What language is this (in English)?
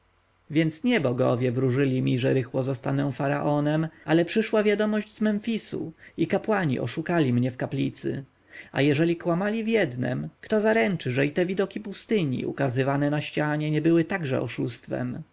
Polish